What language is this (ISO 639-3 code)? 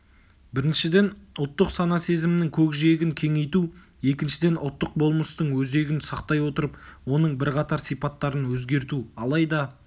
kaz